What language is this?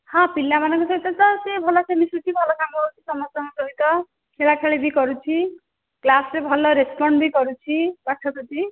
Odia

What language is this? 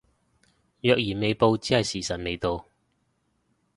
Cantonese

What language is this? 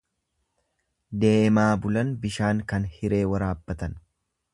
Oromo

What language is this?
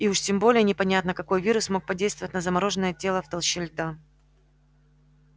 Russian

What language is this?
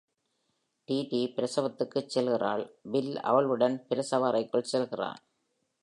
Tamil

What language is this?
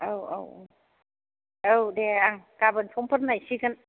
Bodo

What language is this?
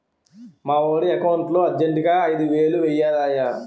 Telugu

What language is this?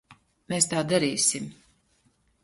Latvian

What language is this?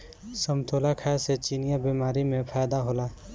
Bhojpuri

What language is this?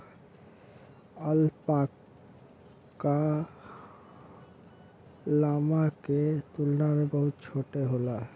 Bhojpuri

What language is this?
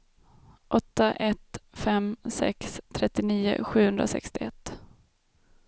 Swedish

